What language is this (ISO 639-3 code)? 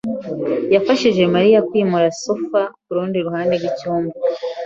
kin